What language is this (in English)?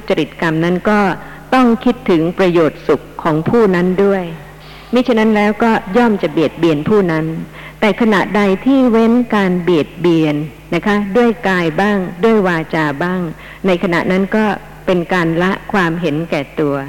Thai